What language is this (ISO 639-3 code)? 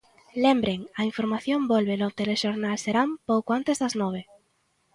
glg